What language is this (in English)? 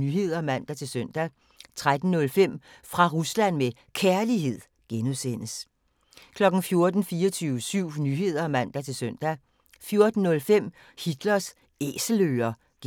Danish